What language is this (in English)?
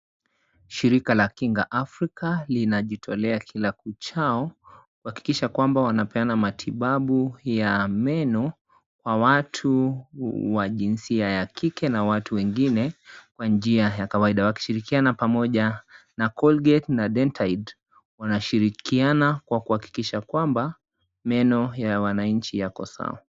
Swahili